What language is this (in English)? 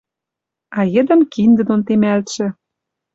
Western Mari